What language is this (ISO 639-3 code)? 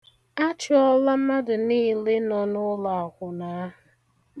ibo